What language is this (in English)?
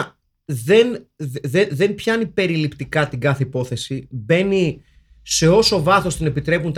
Greek